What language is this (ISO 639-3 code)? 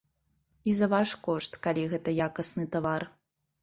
bel